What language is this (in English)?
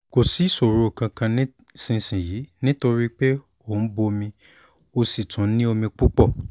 Yoruba